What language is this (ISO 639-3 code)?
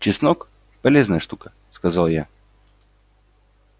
rus